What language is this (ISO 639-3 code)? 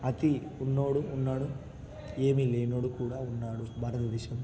tel